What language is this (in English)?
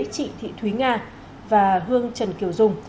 Vietnamese